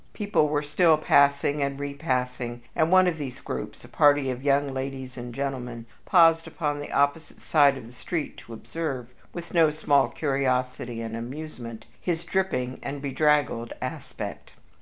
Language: English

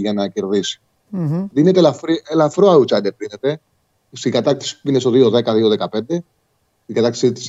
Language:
Greek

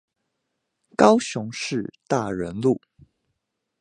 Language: Chinese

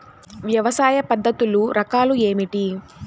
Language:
Telugu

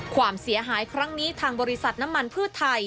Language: Thai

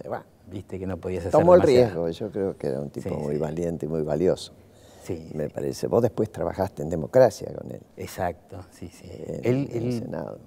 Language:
Spanish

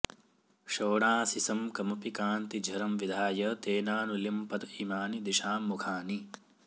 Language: Sanskrit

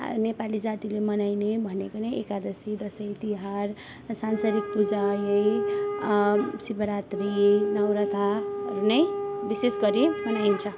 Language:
Nepali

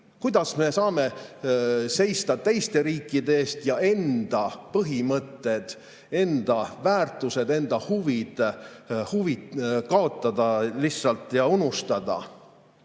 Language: Estonian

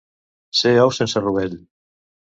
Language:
Catalan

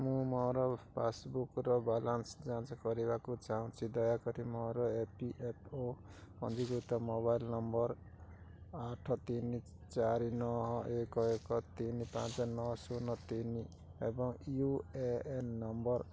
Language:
Odia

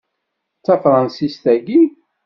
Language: Kabyle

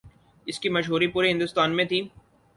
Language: Urdu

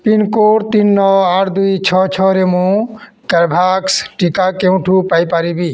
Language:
Odia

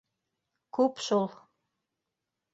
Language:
Bashkir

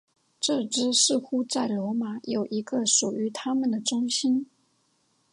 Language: Chinese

